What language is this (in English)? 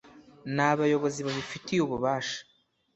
Kinyarwanda